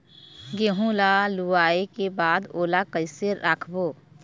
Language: Chhattisgarhi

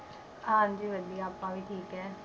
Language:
Punjabi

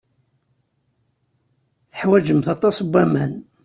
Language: Kabyle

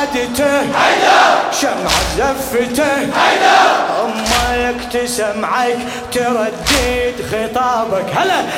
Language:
Arabic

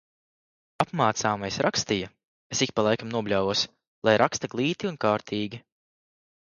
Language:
Latvian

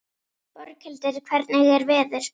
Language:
Icelandic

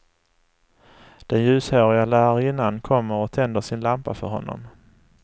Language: Swedish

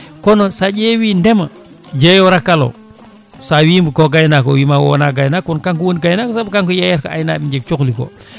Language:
Fula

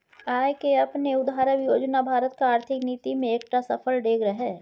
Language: Maithili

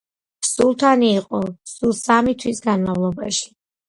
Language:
Georgian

